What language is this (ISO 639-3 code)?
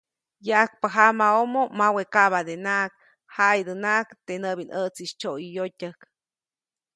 zoc